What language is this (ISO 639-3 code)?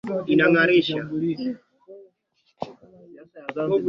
swa